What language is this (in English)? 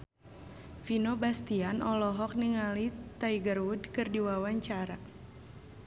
Sundanese